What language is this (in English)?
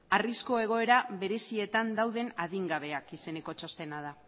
Basque